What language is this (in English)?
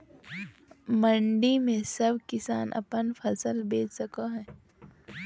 Magahi